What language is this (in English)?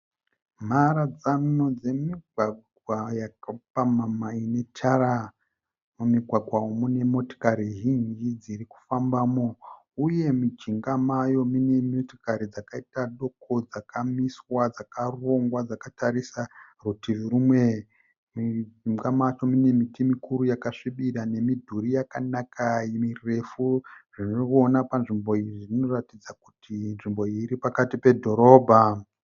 Shona